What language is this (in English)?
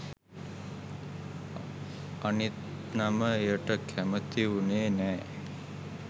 Sinhala